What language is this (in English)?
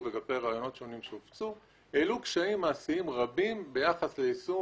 Hebrew